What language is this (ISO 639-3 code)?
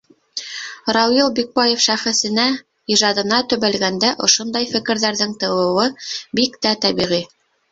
bak